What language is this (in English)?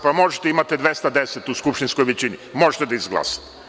Serbian